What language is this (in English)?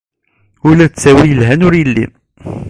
Kabyle